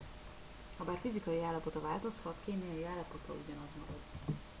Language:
Hungarian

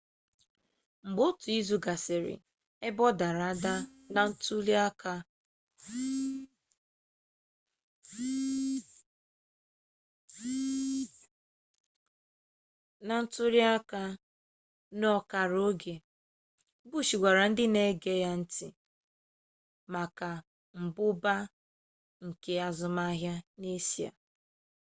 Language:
Igbo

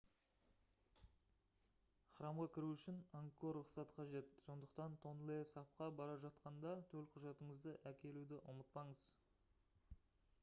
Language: Kazakh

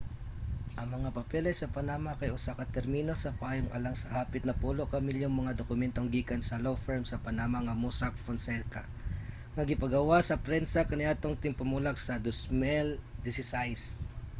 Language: Cebuano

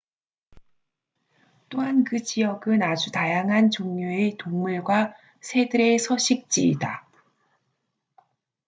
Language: Korean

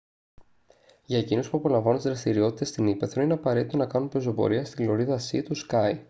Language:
Greek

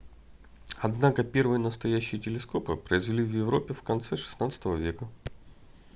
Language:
Russian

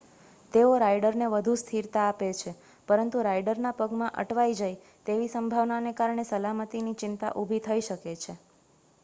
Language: Gujarati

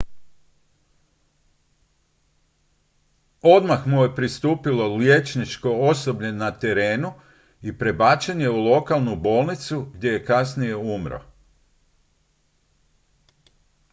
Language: Croatian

